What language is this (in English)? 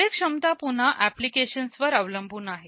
Marathi